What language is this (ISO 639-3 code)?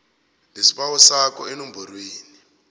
nbl